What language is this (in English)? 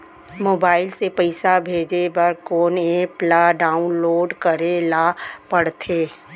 Chhattisgarhi